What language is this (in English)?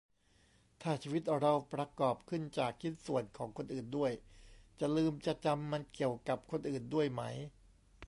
Thai